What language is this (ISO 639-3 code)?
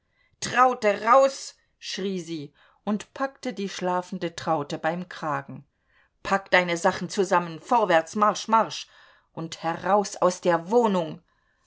deu